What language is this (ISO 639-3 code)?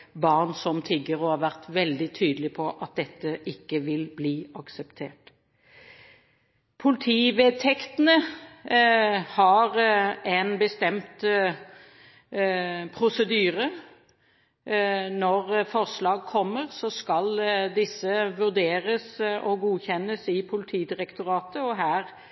nob